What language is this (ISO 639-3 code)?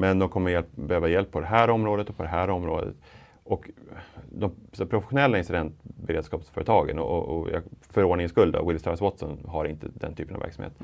swe